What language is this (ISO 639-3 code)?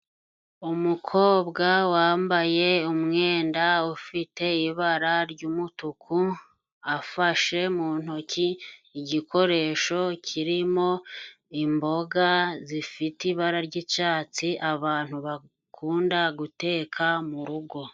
kin